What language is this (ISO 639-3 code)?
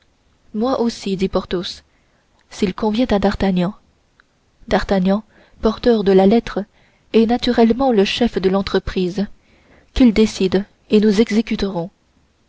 fra